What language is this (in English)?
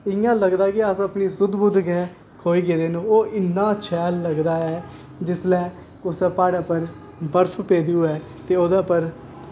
Dogri